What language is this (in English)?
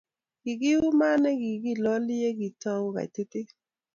Kalenjin